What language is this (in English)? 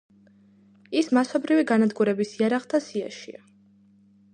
Georgian